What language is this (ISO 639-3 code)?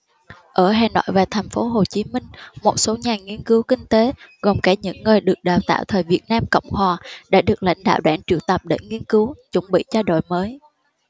vie